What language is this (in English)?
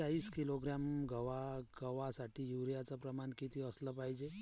Marathi